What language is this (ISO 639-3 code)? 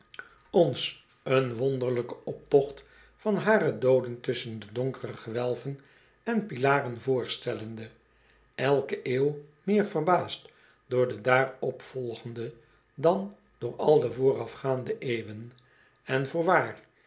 nld